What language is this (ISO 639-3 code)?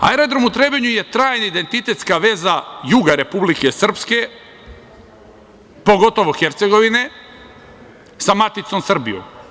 srp